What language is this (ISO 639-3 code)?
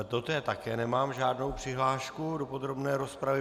ces